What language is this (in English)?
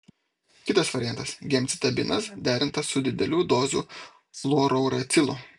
Lithuanian